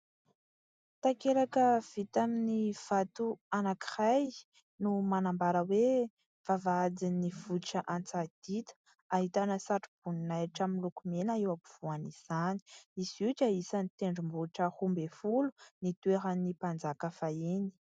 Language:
Malagasy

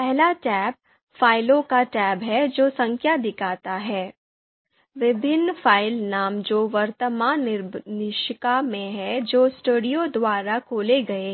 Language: Hindi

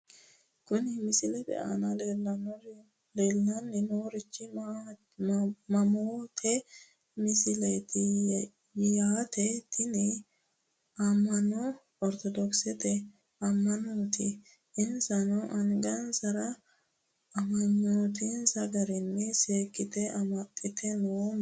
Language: Sidamo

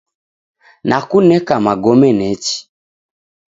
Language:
Taita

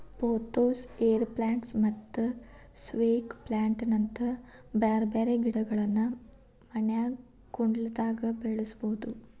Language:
Kannada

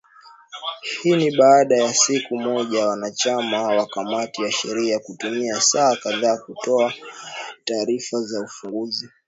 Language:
Swahili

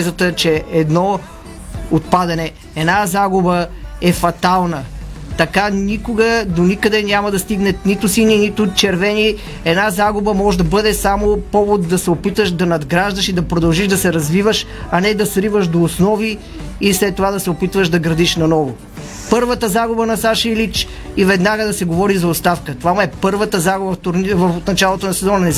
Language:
Bulgarian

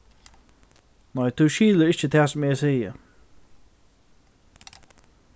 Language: Faroese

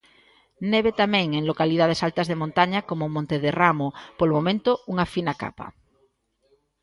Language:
Galician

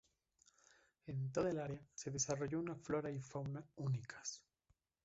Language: Spanish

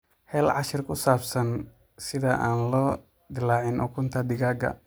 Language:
Somali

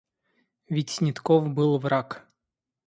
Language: Russian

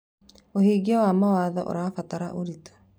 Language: Kikuyu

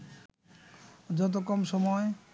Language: Bangla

